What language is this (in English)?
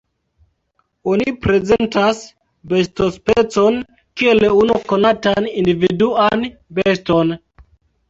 Esperanto